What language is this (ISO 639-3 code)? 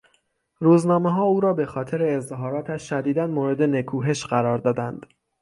fas